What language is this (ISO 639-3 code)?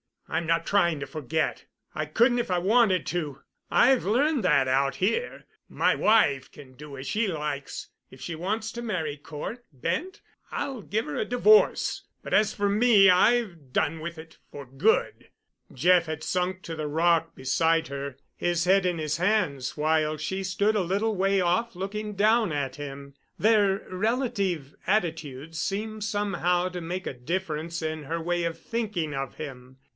eng